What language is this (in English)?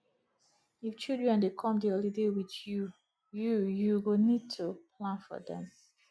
Nigerian Pidgin